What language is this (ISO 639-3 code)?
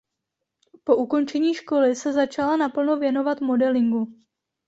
ces